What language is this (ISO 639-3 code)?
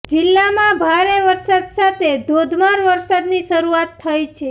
guj